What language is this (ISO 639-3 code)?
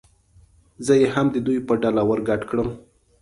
pus